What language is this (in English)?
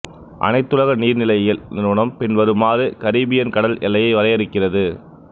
Tamil